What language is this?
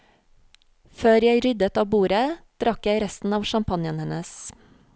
Norwegian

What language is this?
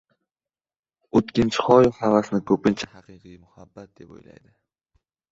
Uzbek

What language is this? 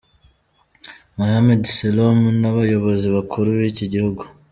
Kinyarwanda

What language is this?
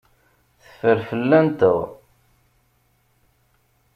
Kabyle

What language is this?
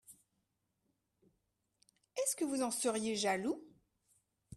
French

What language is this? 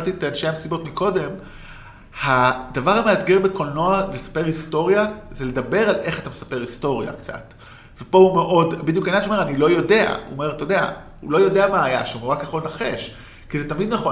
Hebrew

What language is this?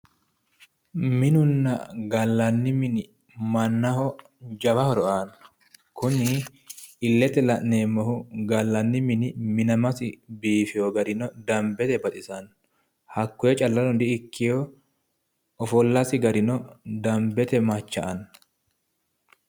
Sidamo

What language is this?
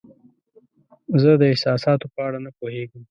Pashto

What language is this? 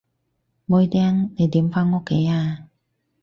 Cantonese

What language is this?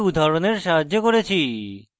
Bangla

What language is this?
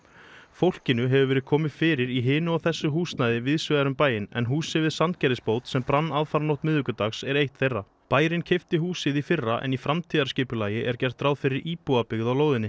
Icelandic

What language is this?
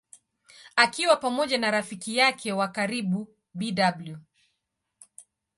Swahili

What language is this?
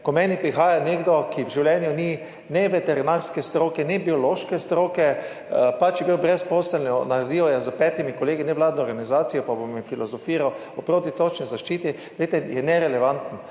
Slovenian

